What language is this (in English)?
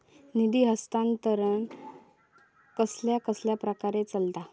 Marathi